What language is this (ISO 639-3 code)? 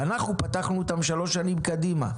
heb